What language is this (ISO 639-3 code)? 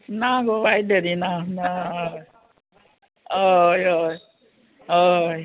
kok